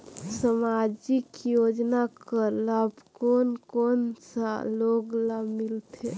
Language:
Chhattisgarhi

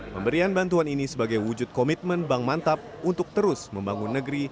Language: Indonesian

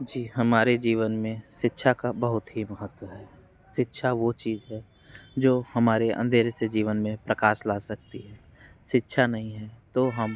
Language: Hindi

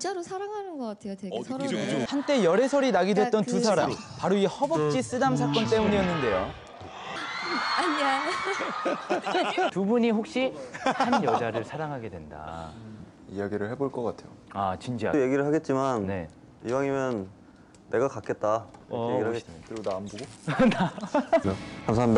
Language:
Korean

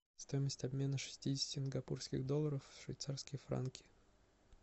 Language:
Russian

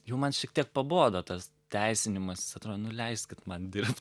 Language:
Lithuanian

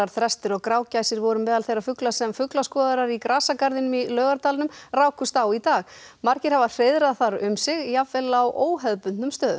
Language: Icelandic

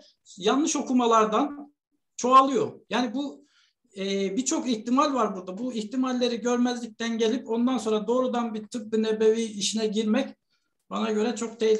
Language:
Turkish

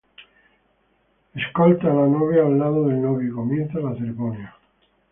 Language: Spanish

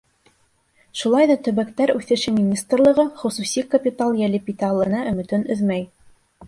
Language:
Bashkir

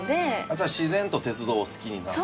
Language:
Japanese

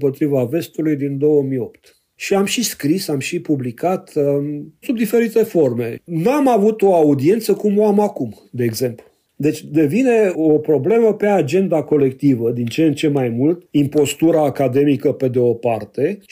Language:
Romanian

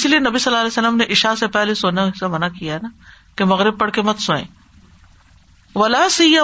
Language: Urdu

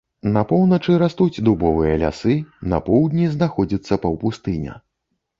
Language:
Belarusian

